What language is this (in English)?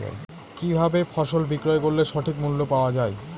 Bangla